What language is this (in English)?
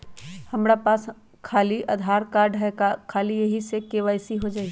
Magahi